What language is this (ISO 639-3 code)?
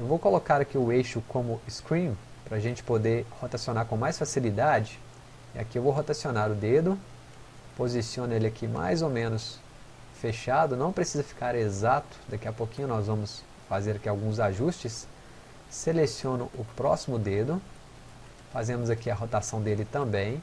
por